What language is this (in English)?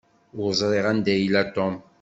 Kabyle